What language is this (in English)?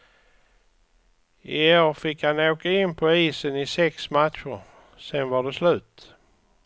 Swedish